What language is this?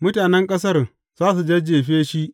Hausa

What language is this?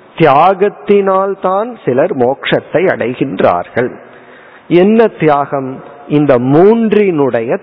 Tamil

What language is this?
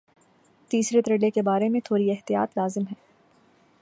Urdu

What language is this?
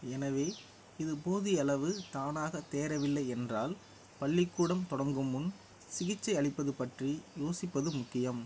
Tamil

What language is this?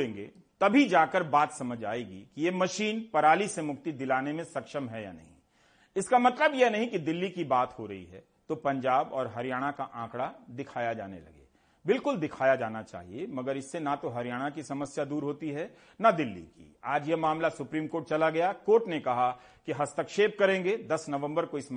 Hindi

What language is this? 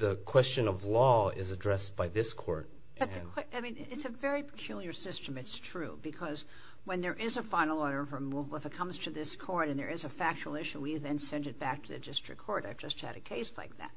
English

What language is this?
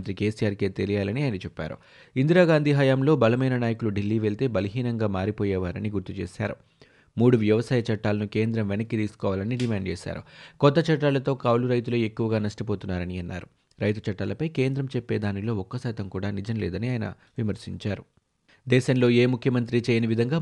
Telugu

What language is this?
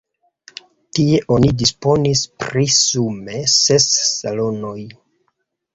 Esperanto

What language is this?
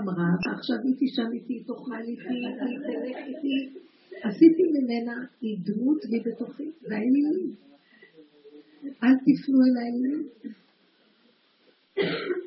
Hebrew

